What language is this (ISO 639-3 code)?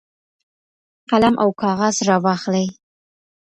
pus